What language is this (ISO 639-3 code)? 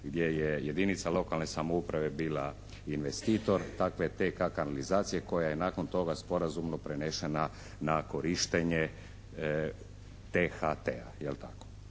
hrv